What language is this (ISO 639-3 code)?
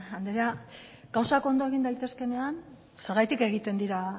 eus